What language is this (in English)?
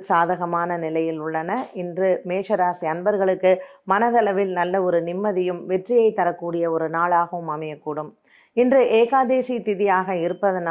Tamil